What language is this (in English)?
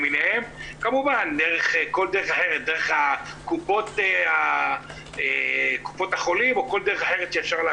Hebrew